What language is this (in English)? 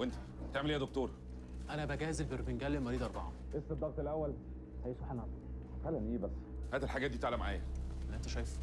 Arabic